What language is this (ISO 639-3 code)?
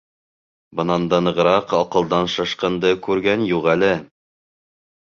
bak